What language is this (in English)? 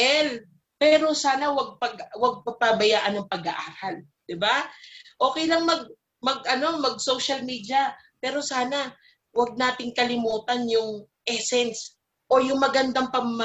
Filipino